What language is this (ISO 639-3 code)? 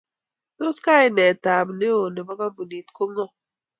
kln